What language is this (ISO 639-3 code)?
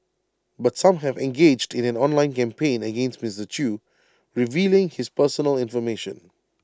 eng